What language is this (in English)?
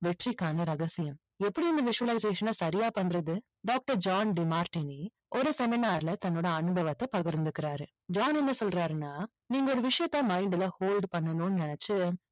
Tamil